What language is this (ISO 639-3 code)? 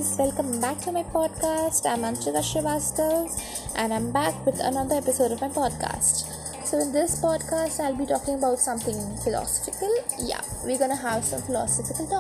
hin